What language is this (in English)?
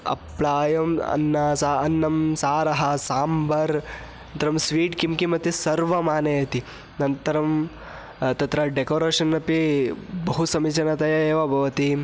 Sanskrit